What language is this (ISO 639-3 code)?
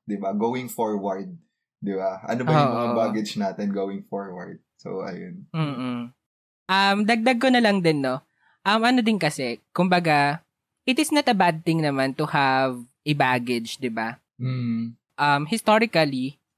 fil